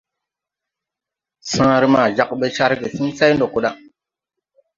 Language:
Tupuri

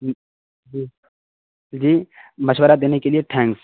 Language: Urdu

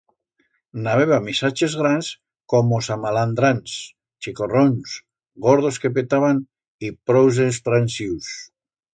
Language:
Aragonese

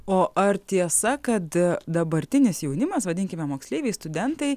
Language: Lithuanian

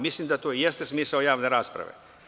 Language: Serbian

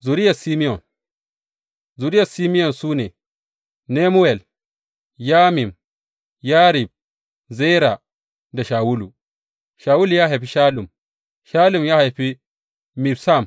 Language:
Hausa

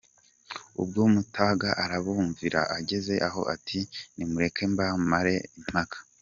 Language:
Kinyarwanda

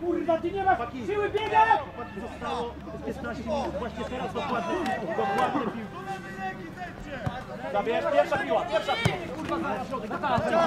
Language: Polish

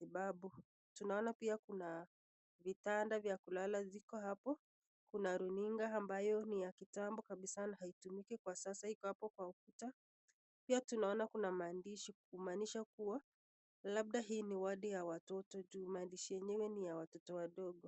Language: Swahili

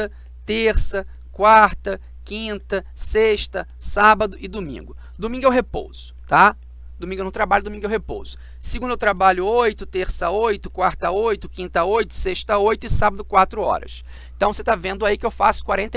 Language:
Portuguese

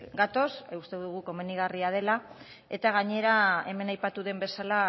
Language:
Basque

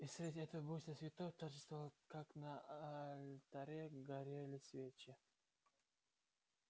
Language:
Russian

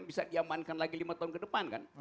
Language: Indonesian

